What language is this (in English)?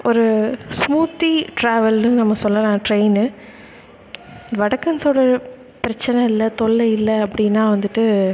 Tamil